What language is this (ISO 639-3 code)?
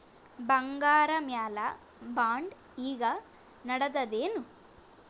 kan